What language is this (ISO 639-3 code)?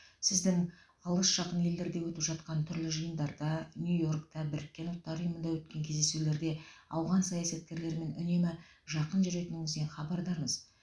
kaz